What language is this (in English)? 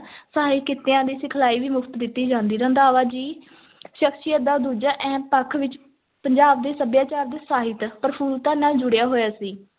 Punjabi